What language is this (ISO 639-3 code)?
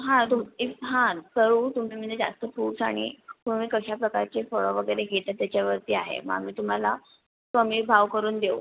mar